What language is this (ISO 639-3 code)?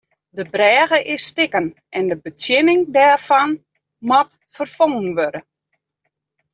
fry